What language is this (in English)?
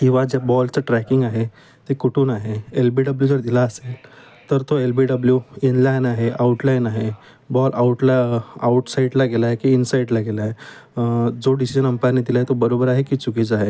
Marathi